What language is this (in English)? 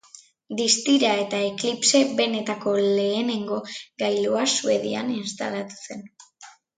Basque